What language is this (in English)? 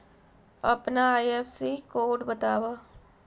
Magahi